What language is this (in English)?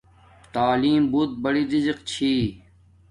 Domaaki